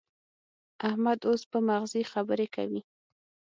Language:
Pashto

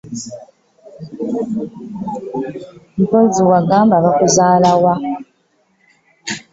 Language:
Ganda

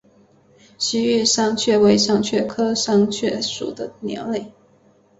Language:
Chinese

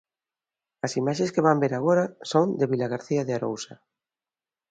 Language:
Galician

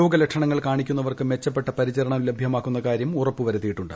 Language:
Malayalam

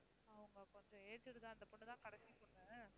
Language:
Tamil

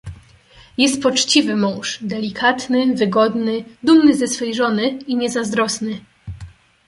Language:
Polish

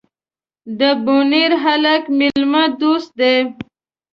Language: Pashto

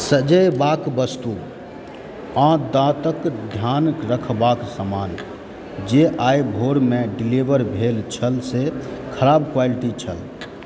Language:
Maithili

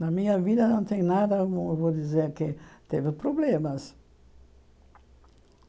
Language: Portuguese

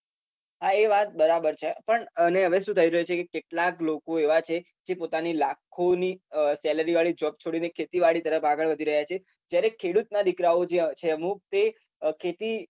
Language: Gujarati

